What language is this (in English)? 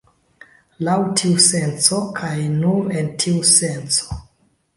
Esperanto